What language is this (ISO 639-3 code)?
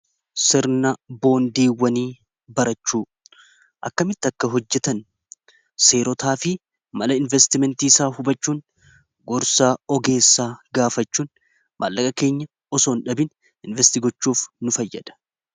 orm